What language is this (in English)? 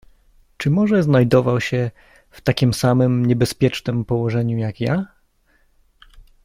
Polish